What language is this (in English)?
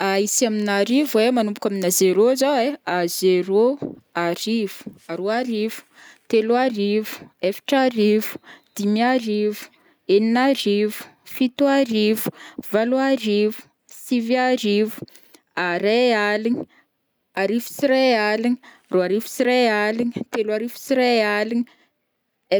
Northern Betsimisaraka Malagasy